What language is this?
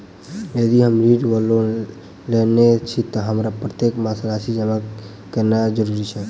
Maithili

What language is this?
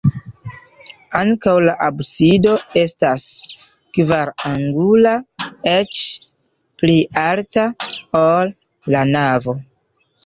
Esperanto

